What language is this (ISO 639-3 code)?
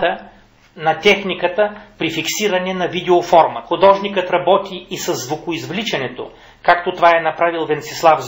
bul